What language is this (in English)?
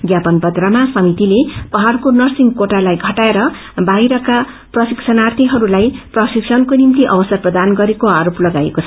Nepali